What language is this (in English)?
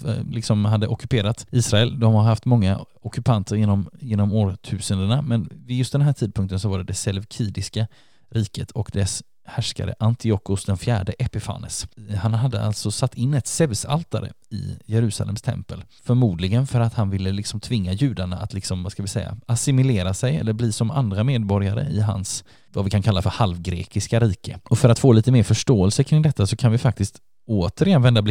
Swedish